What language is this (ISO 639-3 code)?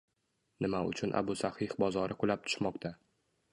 uzb